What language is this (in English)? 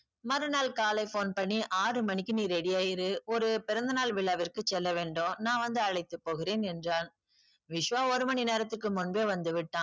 Tamil